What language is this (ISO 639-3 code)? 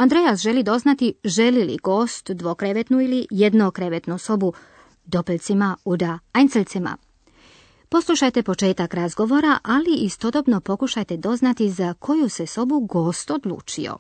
hrv